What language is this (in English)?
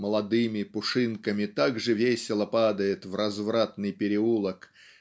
Russian